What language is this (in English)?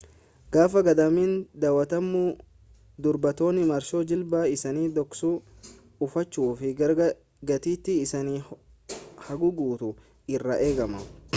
Oromo